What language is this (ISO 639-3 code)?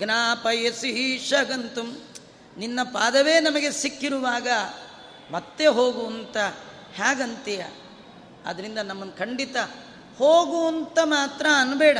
kan